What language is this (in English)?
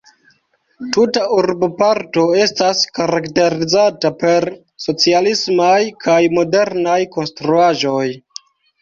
Esperanto